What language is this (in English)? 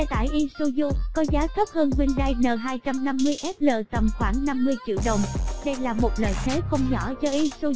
Vietnamese